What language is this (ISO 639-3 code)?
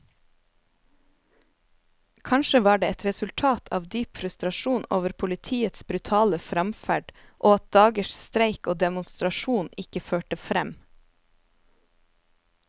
nor